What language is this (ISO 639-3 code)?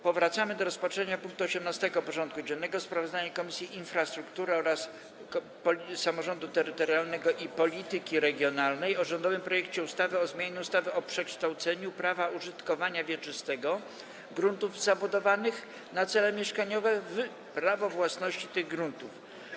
pol